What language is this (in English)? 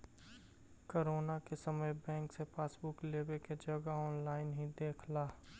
Magahi